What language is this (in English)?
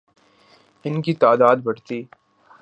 Urdu